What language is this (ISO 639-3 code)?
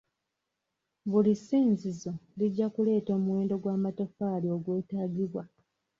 lug